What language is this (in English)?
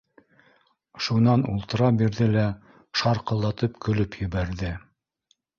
Bashkir